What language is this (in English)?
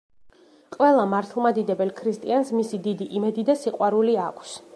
Georgian